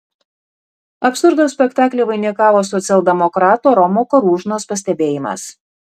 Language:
Lithuanian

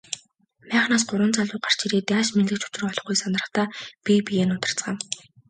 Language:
Mongolian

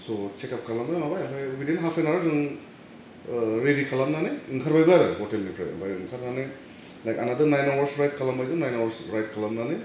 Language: Bodo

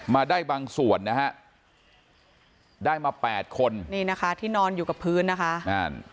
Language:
Thai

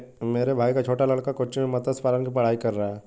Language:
Hindi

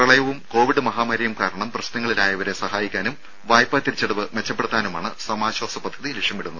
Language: Malayalam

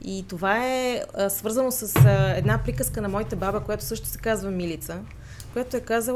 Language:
Bulgarian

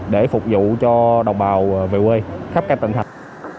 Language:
Vietnamese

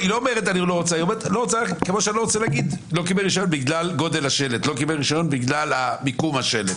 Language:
Hebrew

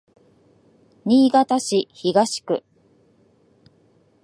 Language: Japanese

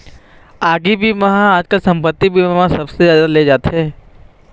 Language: Chhattisgarhi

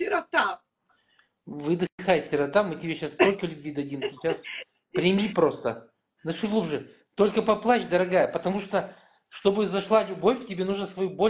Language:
Russian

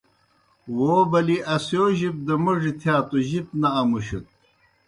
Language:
Kohistani Shina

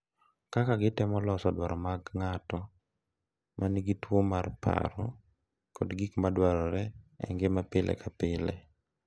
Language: Luo (Kenya and Tanzania)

